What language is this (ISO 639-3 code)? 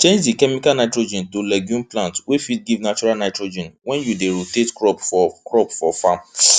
pcm